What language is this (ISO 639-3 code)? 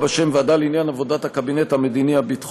heb